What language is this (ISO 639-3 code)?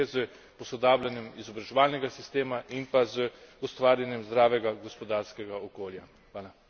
slv